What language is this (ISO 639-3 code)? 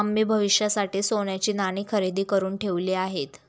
mar